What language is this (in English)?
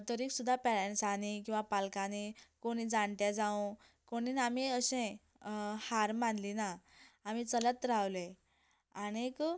Konkani